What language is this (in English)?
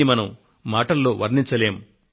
Telugu